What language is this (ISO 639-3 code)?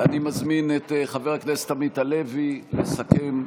heb